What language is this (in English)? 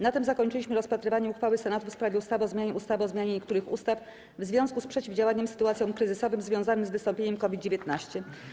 Polish